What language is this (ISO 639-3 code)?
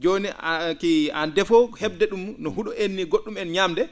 ful